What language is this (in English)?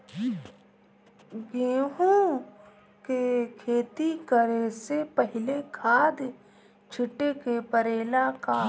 Bhojpuri